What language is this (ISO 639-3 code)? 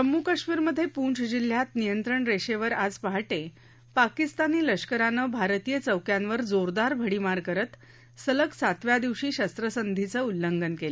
mar